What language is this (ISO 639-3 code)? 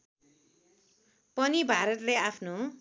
nep